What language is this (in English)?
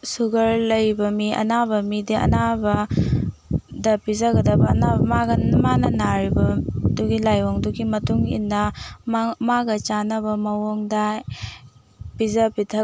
Manipuri